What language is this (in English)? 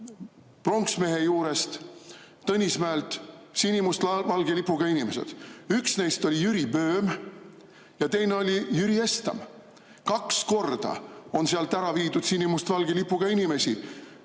Estonian